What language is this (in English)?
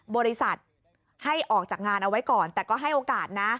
Thai